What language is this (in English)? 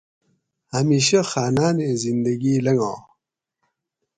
Gawri